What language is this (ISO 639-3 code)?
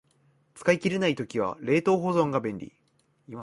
jpn